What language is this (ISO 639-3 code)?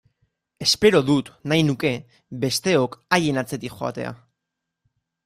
eus